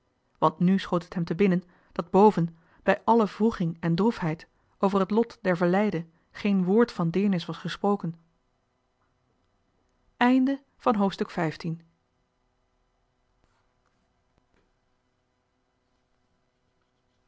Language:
Dutch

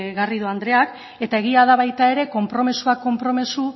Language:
Basque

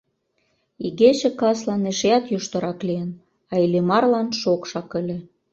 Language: Mari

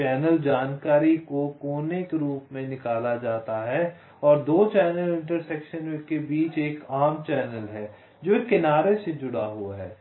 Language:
Hindi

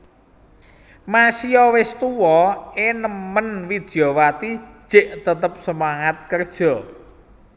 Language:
Javanese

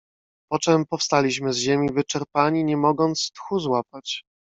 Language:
Polish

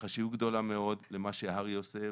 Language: Hebrew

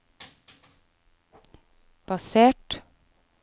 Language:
Norwegian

